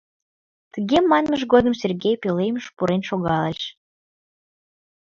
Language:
Mari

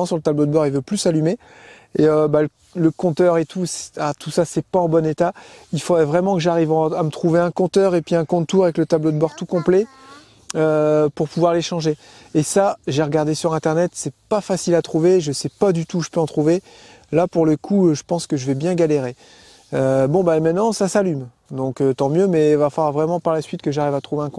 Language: French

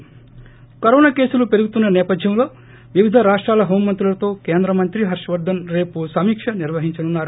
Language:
Telugu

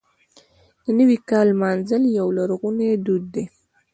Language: Pashto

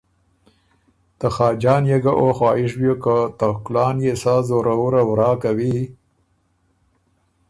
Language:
Ormuri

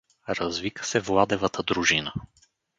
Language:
Bulgarian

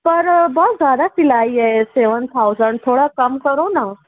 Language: Urdu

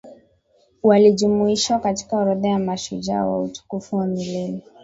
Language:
Swahili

